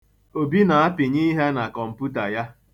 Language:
Igbo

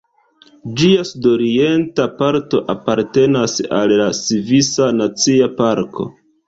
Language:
Esperanto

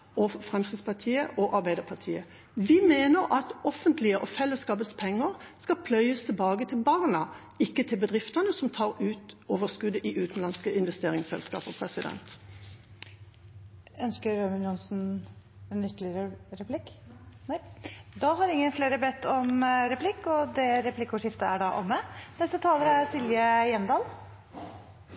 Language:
Norwegian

